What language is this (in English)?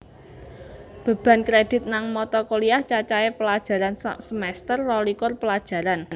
Javanese